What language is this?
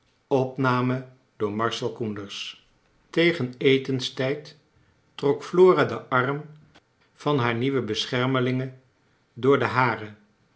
Dutch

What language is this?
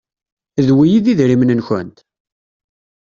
Kabyle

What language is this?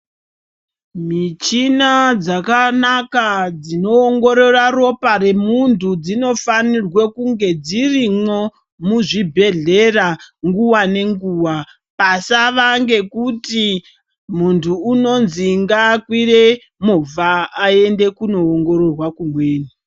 Ndau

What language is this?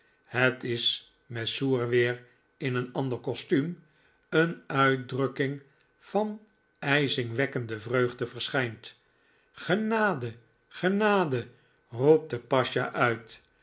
Dutch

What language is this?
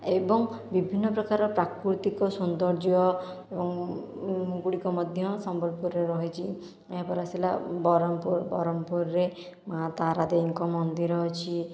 Odia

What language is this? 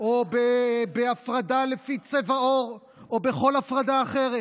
Hebrew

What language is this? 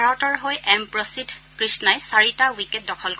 Assamese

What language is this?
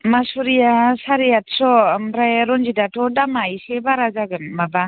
Bodo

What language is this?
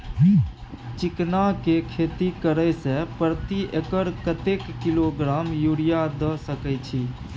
Maithili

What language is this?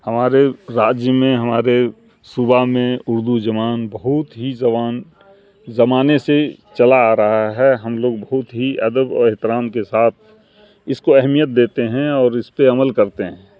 Urdu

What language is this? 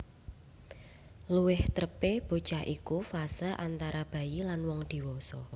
Javanese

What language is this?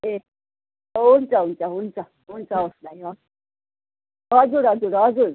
Nepali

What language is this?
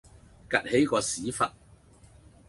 Cantonese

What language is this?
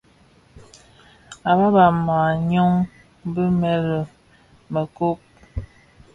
Bafia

